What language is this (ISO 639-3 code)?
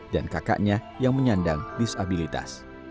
ind